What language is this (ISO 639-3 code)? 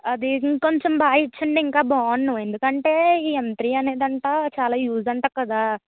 tel